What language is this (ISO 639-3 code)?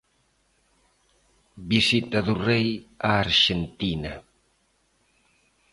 glg